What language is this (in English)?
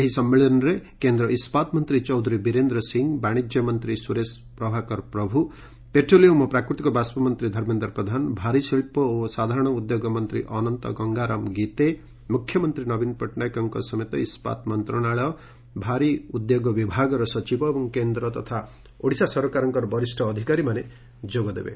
Odia